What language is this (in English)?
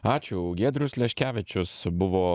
Lithuanian